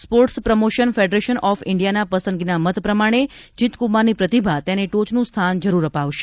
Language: Gujarati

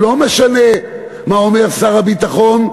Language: Hebrew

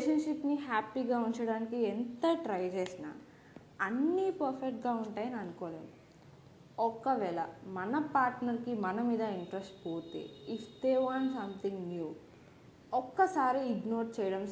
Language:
Telugu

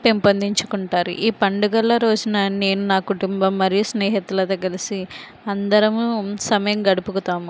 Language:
Telugu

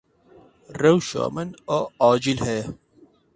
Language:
Kurdish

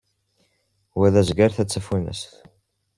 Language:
Kabyle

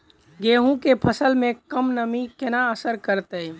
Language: Maithili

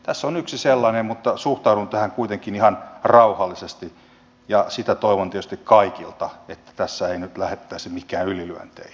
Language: Finnish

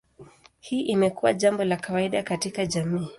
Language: Swahili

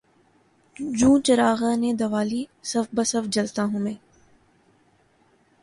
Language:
Urdu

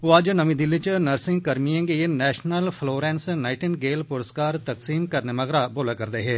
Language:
Dogri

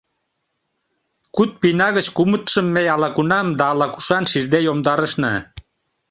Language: Mari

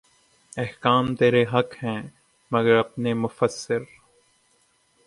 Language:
Urdu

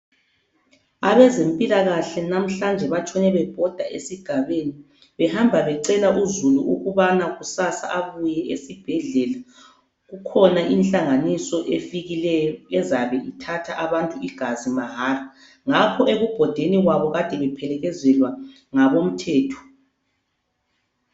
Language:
North Ndebele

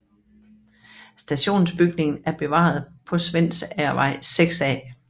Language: Danish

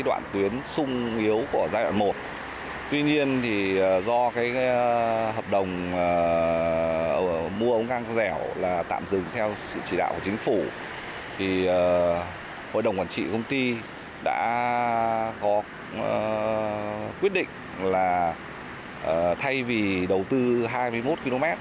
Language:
Vietnamese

